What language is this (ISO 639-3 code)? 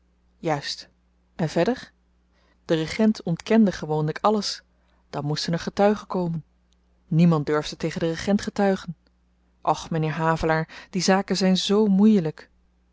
nld